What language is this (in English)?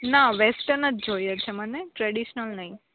Gujarati